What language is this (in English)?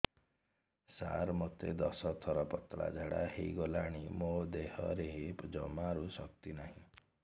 Odia